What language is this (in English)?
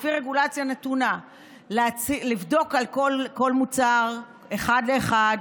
Hebrew